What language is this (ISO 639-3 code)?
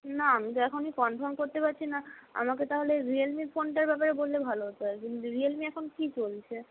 ben